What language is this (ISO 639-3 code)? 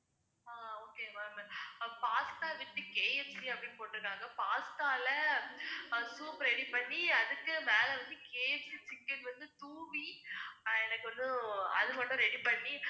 tam